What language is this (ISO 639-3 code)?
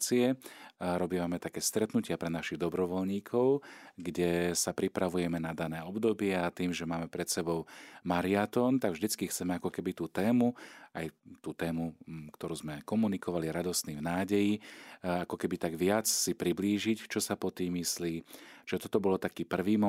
slk